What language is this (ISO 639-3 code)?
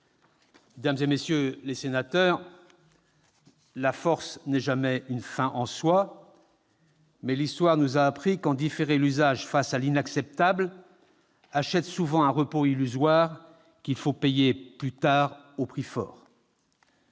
fra